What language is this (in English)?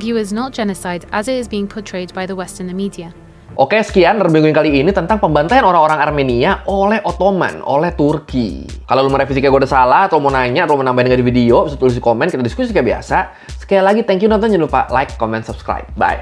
Indonesian